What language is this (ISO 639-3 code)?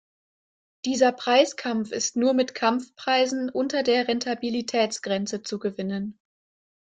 deu